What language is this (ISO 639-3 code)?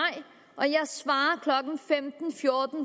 dan